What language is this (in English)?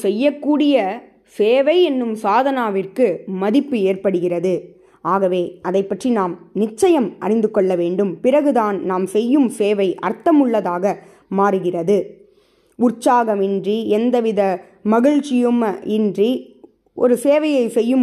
Tamil